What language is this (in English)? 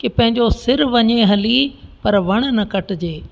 Sindhi